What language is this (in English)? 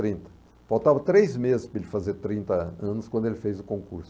Portuguese